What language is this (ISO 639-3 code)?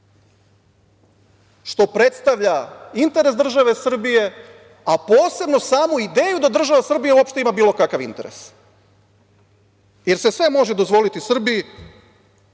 srp